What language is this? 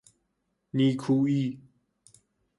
Persian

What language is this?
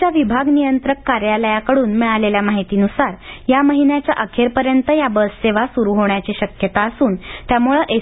Marathi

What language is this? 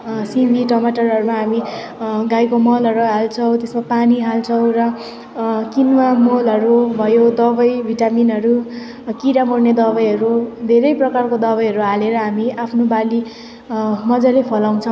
Nepali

